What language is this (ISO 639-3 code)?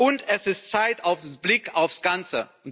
deu